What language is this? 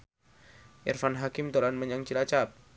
Javanese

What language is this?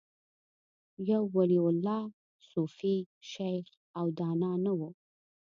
Pashto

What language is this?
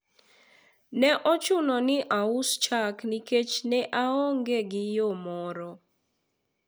Luo (Kenya and Tanzania)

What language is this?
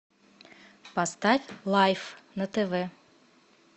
Russian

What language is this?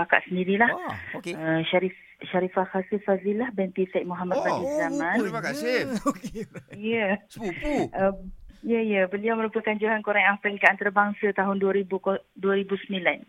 Malay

